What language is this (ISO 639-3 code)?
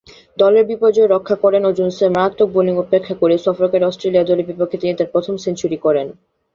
ben